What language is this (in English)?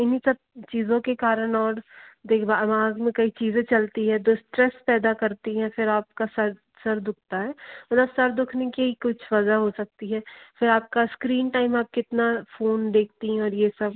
Hindi